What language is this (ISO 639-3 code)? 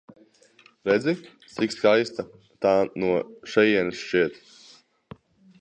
lav